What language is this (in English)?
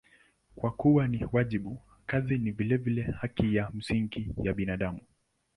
Swahili